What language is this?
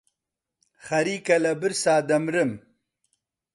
Central Kurdish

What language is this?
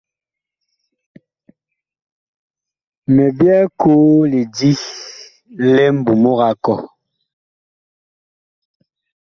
Bakoko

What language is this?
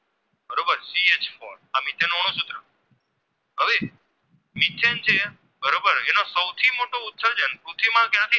Gujarati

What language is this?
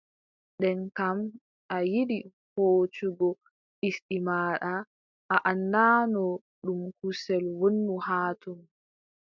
Adamawa Fulfulde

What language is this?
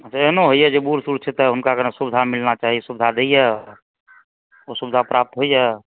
Maithili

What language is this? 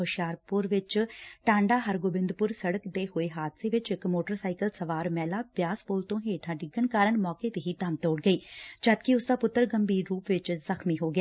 Punjabi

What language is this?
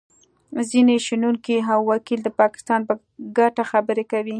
Pashto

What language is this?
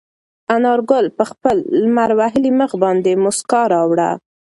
Pashto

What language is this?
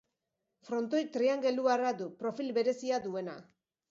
Basque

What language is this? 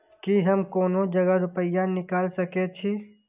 Maithili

